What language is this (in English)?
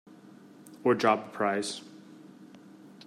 English